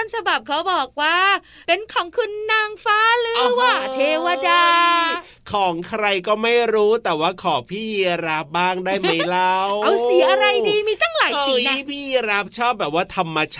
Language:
Thai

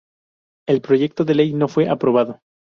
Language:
Spanish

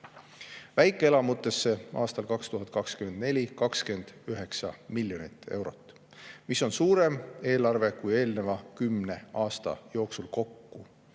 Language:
Estonian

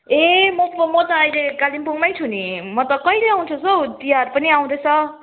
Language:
Nepali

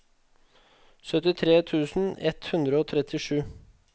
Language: Norwegian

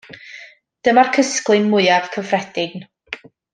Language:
Welsh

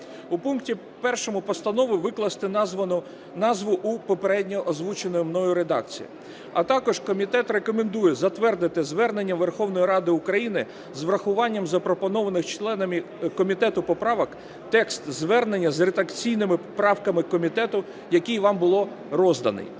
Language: Ukrainian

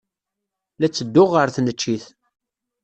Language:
Kabyle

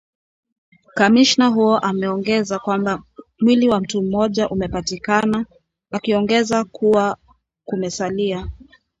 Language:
Swahili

